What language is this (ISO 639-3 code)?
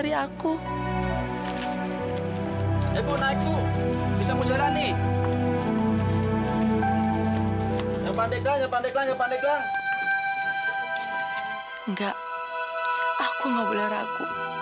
ind